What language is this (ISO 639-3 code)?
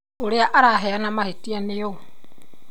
kik